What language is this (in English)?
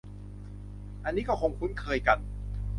Thai